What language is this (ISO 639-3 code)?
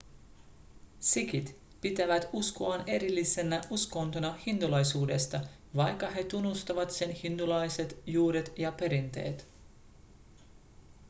fin